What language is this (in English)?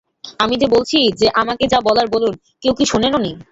Bangla